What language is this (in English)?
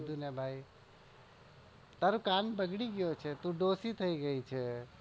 Gujarati